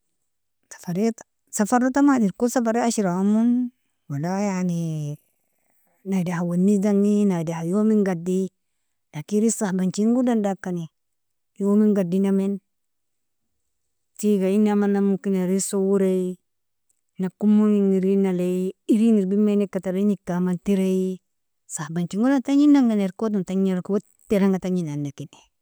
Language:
Nobiin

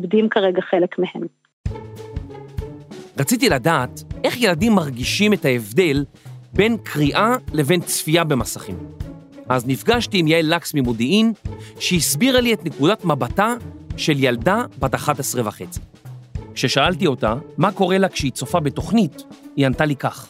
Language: Hebrew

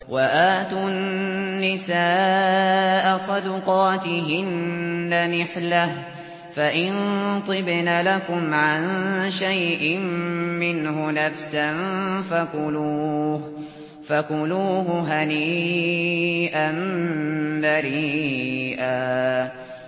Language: Arabic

